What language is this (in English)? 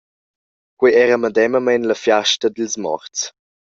Romansh